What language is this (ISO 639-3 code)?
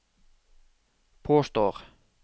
nor